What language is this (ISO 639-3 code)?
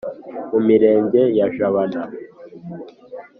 kin